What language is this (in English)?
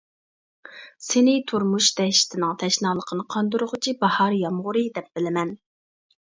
Uyghur